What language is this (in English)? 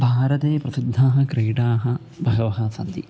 Sanskrit